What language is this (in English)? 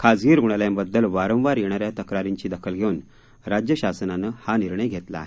Marathi